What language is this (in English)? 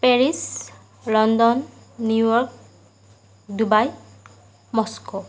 Assamese